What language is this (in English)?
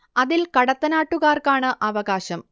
Malayalam